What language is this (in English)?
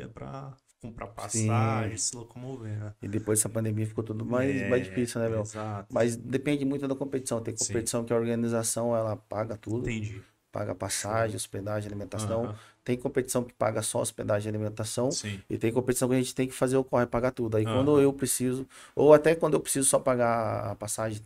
Portuguese